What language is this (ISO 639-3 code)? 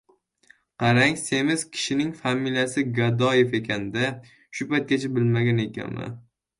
uzb